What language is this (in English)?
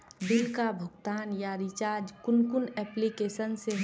Magahi